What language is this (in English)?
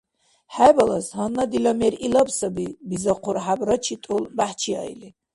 Dargwa